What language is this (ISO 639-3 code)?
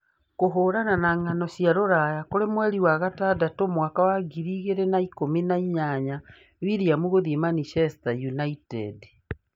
kik